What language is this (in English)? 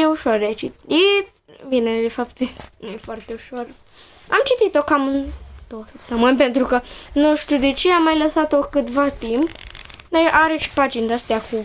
Romanian